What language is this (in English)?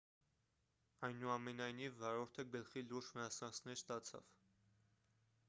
Armenian